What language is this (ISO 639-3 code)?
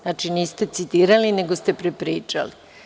srp